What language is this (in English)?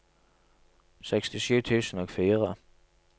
Norwegian